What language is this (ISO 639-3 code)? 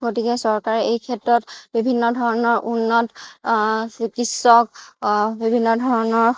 asm